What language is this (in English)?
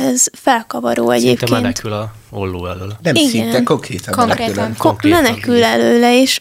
Hungarian